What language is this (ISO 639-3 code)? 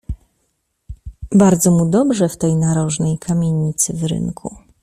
pol